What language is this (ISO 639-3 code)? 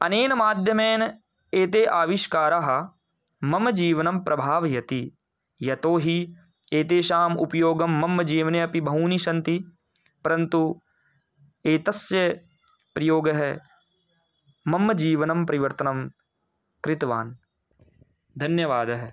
san